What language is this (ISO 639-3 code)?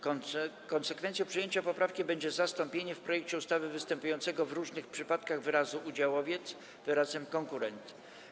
pol